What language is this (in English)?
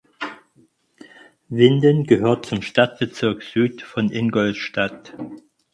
German